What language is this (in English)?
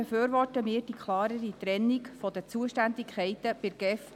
Swiss German